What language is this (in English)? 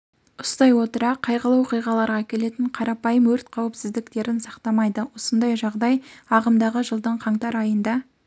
Kazakh